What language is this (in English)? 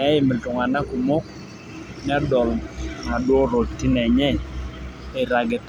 Masai